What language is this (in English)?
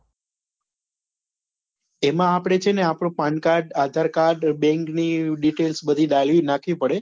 Gujarati